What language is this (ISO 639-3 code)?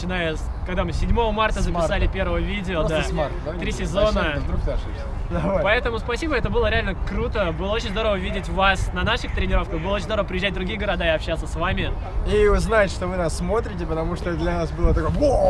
rus